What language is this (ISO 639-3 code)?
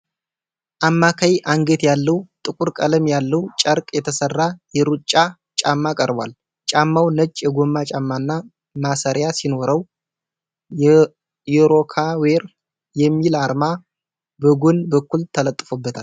amh